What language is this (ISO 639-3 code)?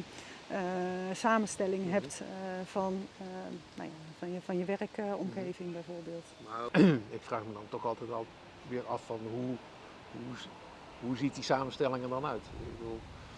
nld